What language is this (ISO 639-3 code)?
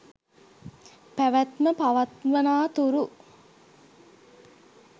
sin